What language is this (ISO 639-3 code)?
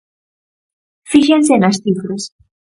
glg